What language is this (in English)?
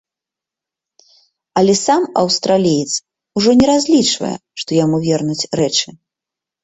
Belarusian